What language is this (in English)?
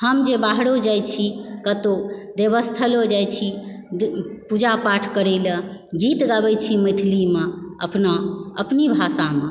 Maithili